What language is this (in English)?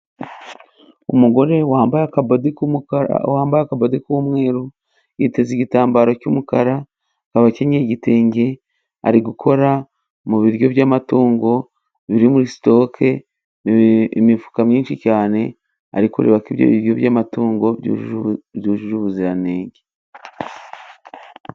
Kinyarwanda